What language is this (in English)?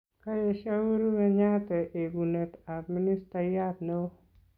Kalenjin